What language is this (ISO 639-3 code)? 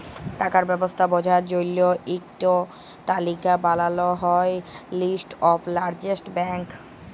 ben